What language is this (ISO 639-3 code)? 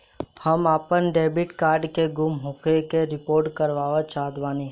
bho